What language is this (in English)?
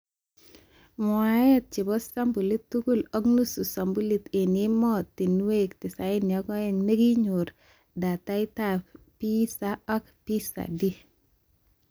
Kalenjin